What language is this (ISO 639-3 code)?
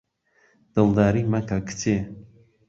ckb